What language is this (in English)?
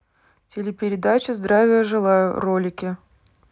Russian